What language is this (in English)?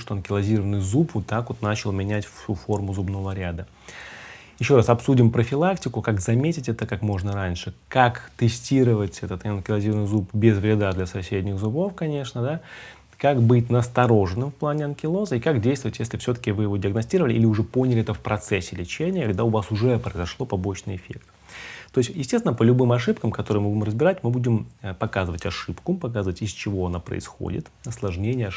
Russian